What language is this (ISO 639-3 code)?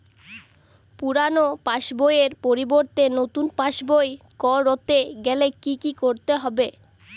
ben